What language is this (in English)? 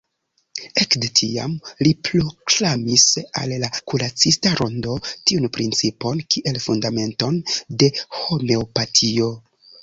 Esperanto